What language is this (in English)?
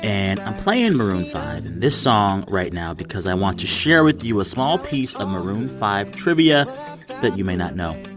English